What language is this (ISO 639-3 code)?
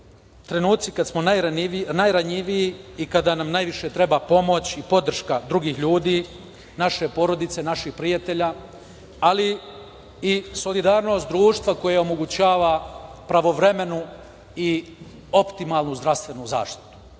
srp